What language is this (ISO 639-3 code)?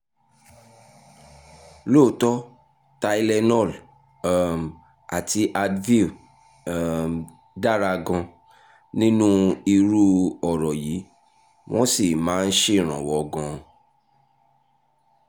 yor